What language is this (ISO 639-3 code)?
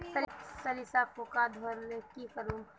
mag